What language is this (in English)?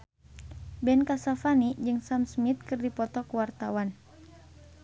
Sundanese